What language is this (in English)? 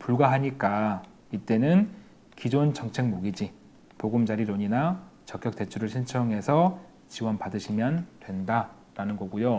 Korean